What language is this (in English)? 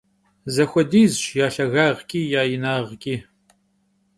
Kabardian